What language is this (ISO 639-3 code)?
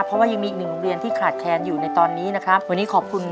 tha